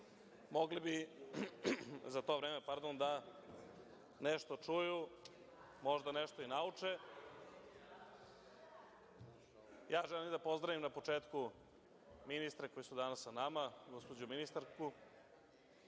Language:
Serbian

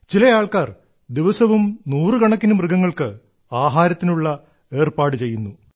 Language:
Malayalam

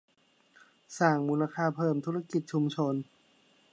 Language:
Thai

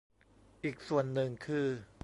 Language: Thai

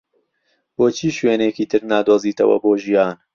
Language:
Central Kurdish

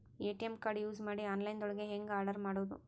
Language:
Kannada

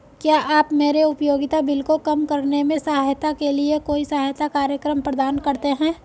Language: Hindi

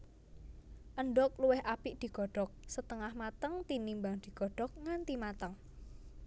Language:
Javanese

